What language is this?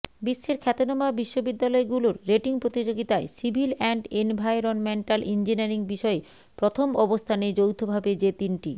Bangla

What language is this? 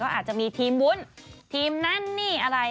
Thai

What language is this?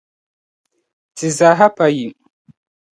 Dagbani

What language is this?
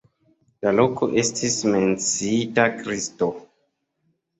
Esperanto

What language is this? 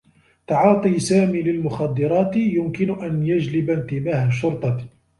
Arabic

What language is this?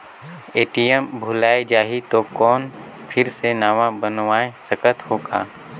Chhattisgarhi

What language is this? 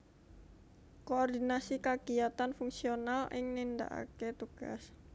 Javanese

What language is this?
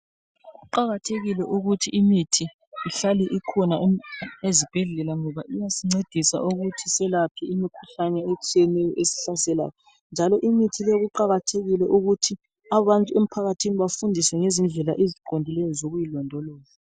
North Ndebele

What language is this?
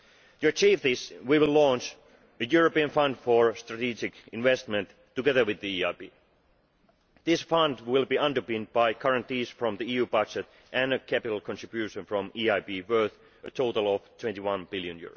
English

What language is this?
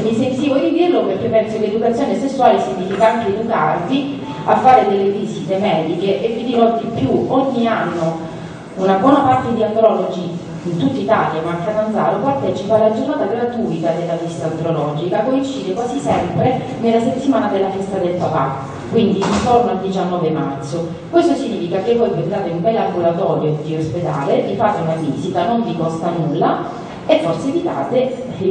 Italian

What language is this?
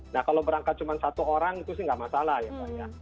Indonesian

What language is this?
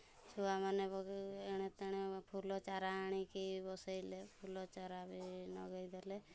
Odia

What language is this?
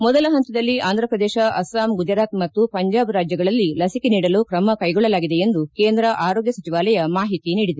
Kannada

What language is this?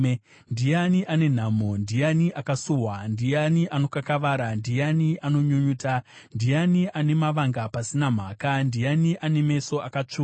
Shona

